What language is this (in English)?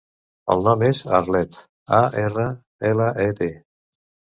Catalan